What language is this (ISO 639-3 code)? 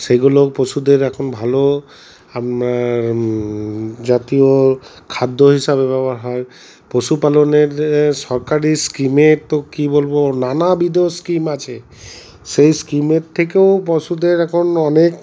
ben